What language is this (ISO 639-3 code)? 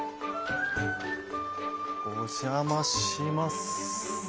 jpn